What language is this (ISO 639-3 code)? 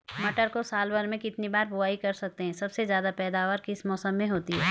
hin